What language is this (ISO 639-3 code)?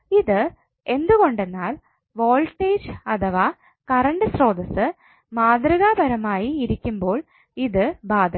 mal